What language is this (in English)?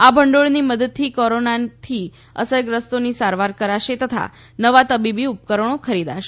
Gujarati